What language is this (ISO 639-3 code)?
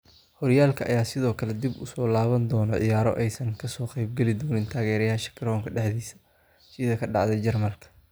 som